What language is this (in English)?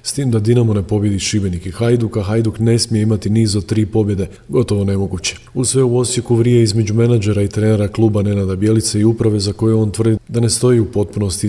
Croatian